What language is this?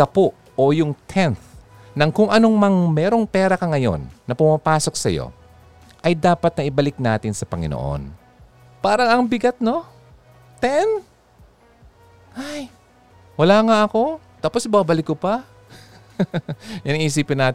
Filipino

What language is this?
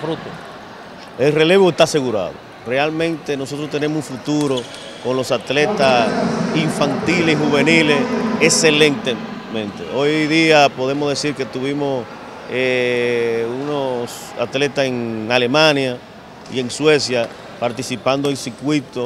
Spanish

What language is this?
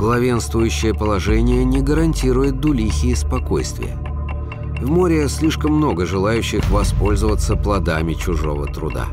Russian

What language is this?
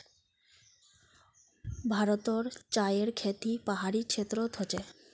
Magahi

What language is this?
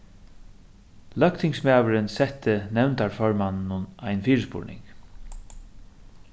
Faroese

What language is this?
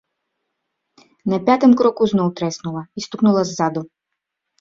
Belarusian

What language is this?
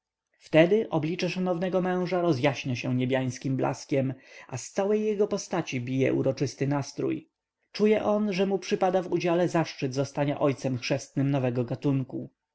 Polish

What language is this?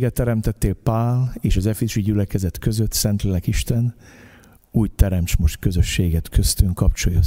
Hungarian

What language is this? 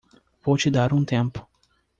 Portuguese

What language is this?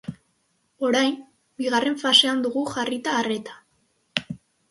Basque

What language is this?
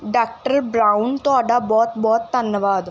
Punjabi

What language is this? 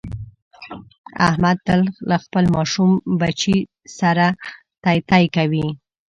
Pashto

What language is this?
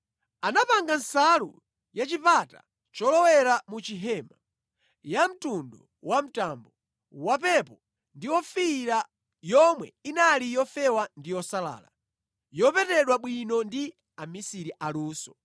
Nyanja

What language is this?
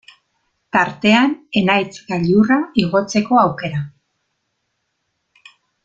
Basque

